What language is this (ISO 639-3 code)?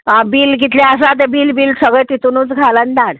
kok